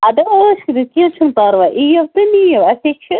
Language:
Kashmiri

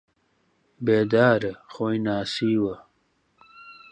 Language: Central Kurdish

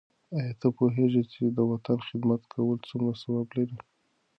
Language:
Pashto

